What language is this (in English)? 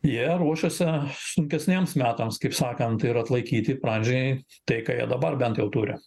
Lithuanian